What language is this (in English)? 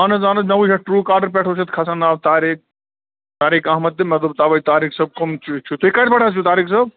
Kashmiri